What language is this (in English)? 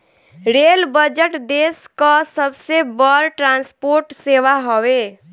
Bhojpuri